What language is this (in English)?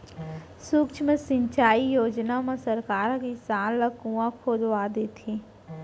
Chhattisgarhi